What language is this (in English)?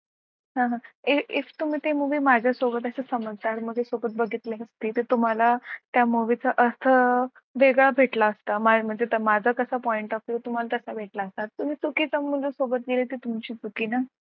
Marathi